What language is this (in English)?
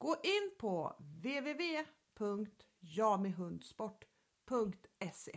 Swedish